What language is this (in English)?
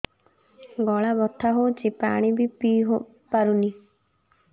Odia